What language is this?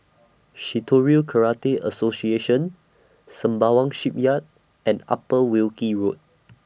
English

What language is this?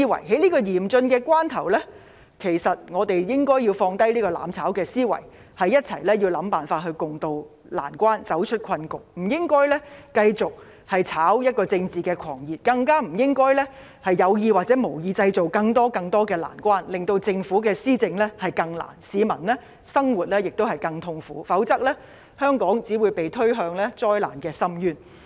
Cantonese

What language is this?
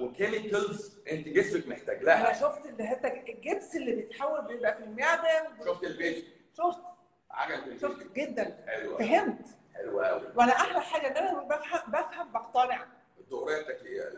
Arabic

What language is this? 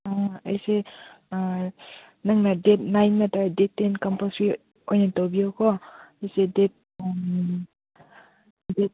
Manipuri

